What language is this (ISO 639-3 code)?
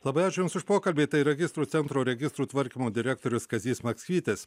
lit